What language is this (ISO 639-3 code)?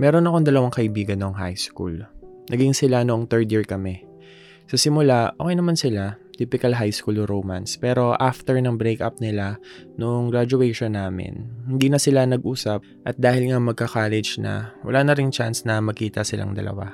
fil